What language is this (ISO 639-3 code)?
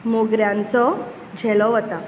kok